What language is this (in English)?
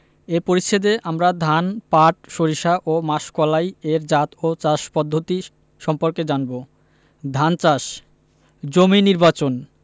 Bangla